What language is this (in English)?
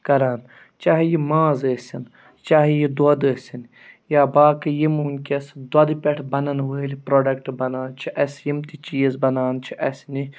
Kashmiri